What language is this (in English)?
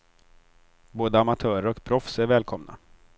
Swedish